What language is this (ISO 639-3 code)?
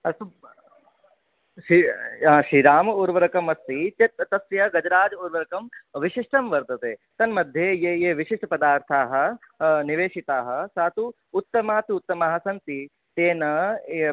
san